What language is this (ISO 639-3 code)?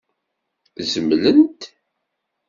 kab